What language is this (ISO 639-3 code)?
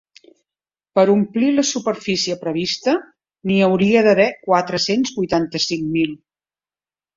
cat